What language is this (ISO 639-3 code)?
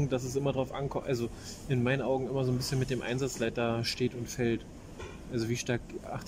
deu